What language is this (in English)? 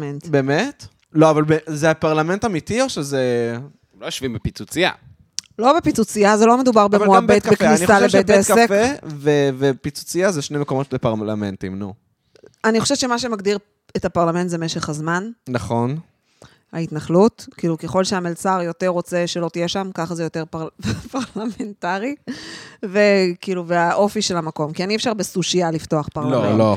Hebrew